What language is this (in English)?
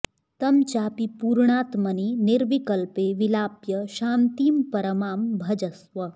Sanskrit